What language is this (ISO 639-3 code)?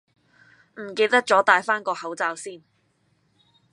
yue